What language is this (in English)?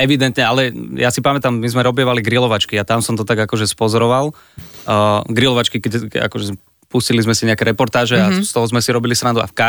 Slovak